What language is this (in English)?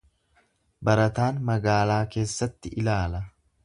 Oromo